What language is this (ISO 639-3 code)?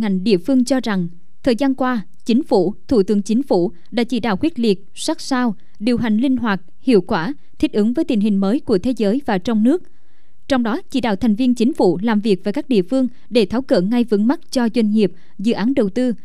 vie